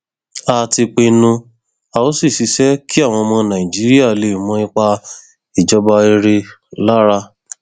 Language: Yoruba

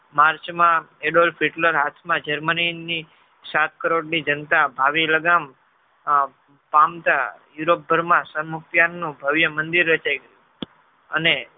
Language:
Gujarati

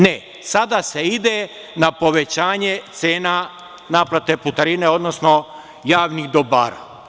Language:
Serbian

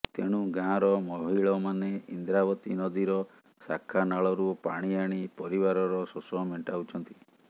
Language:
Odia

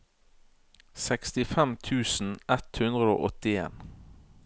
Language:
Norwegian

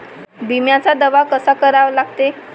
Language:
Marathi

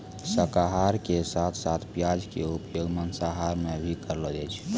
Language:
Maithili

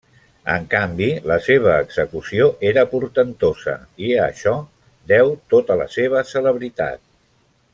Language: Catalan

